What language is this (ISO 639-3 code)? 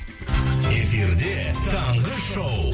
kaz